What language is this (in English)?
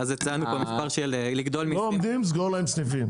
Hebrew